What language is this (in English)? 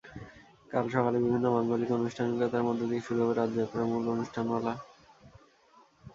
Bangla